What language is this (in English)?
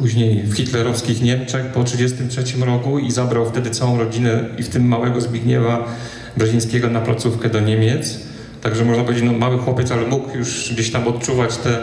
Polish